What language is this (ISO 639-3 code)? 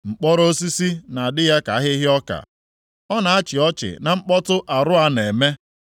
ibo